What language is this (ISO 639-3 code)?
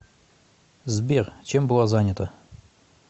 rus